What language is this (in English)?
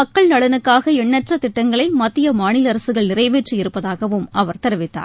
Tamil